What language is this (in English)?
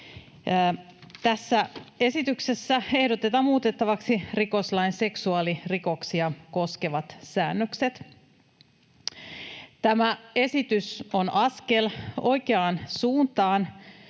Finnish